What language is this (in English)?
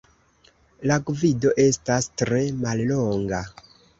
Esperanto